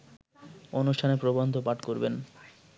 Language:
Bangla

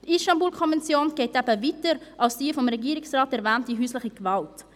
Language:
Swiss German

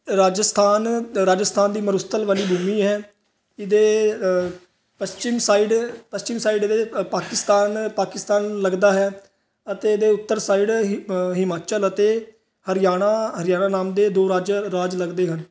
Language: Punjabi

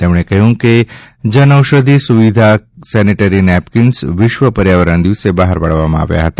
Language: Gujarati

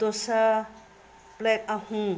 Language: Manipuri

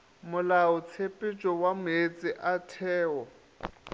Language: Northern Sotho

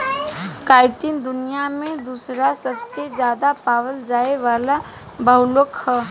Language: Bhojpuri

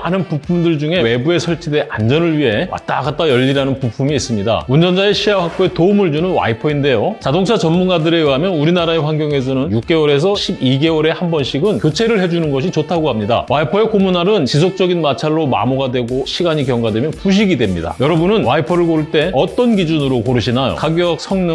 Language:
Korean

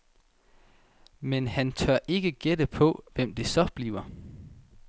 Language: Danish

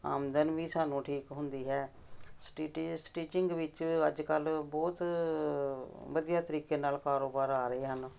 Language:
Punjabi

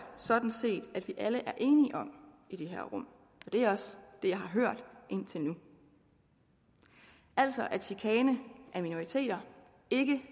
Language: Danish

